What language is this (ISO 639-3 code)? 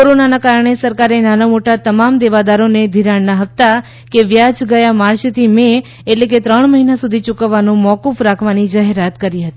guj